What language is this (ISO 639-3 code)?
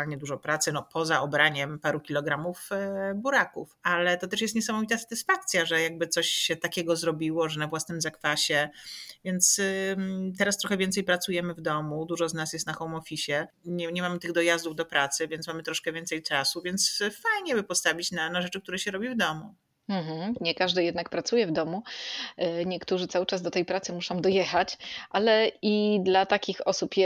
pol